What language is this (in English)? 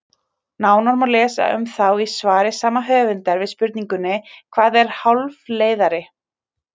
Icelandic